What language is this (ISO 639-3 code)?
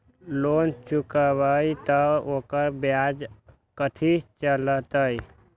mag